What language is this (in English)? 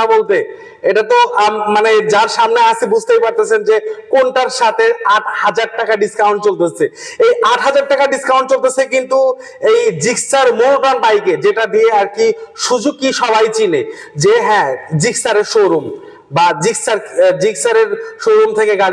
Bangla